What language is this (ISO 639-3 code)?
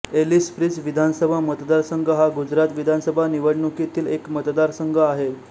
mar